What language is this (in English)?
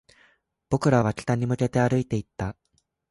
Japanese